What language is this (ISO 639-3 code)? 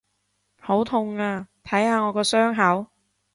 yue